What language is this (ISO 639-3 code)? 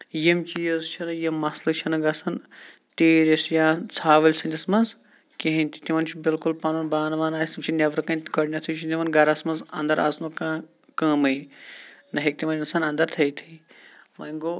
kas